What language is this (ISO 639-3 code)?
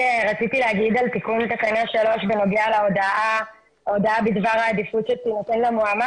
heb